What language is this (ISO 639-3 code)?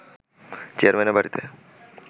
ben